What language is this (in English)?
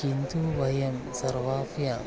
Sanskrit